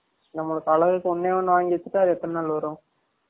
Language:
Tamil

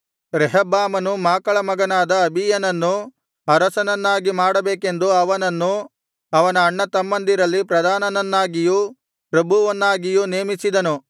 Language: Kannada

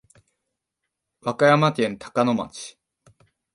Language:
Japanese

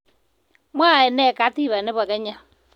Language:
Kalenjin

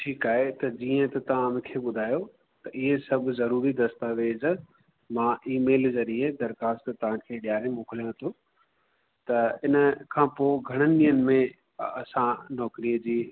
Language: Sindhi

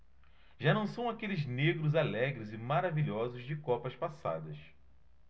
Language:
Portuguese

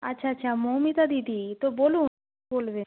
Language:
Bangla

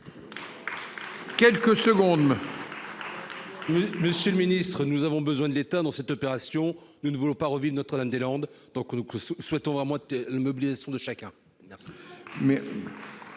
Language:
French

